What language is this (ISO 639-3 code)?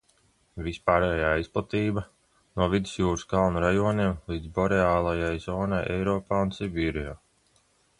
lav